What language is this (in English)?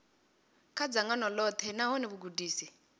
Venda